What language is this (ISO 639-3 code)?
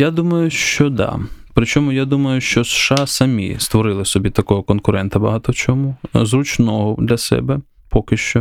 ukr